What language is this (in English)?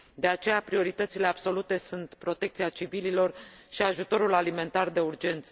Romanian